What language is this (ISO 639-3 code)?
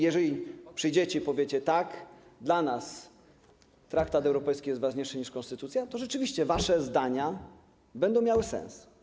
pol